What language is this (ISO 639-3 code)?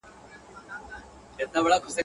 pus